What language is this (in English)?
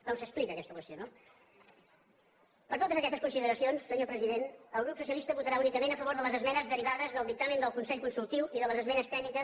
Catalan